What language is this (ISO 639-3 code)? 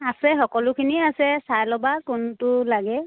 asm